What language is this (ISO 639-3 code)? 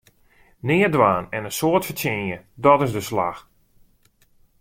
fry